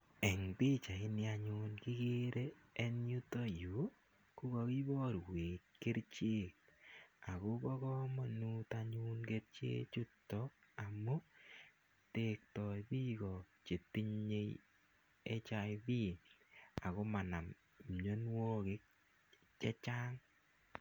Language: Kalenjin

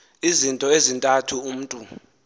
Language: Xhosa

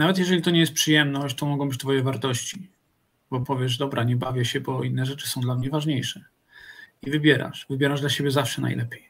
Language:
Polish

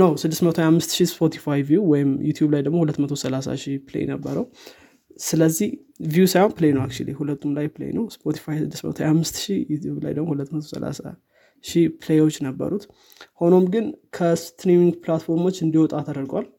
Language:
Amharic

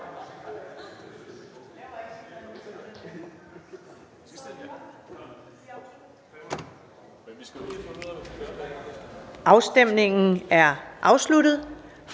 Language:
Danish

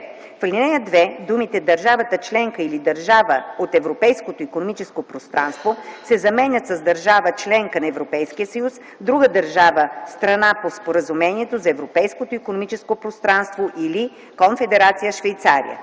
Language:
Bulgarian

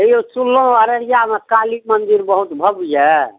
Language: Maithili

